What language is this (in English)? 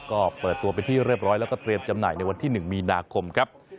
Thai